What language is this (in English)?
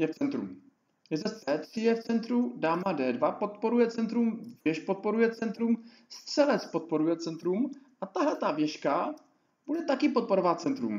Czech